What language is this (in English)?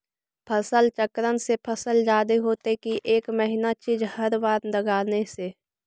Magahi